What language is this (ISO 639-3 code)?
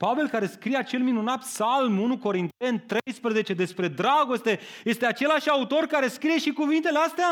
ron